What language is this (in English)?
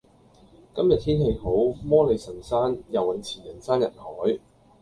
Cantonese